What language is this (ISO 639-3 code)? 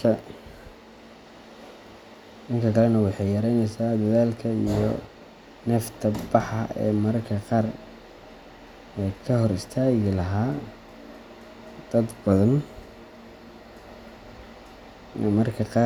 som